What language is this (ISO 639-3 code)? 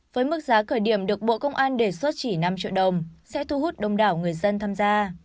vie